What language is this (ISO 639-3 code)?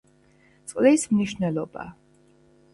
kat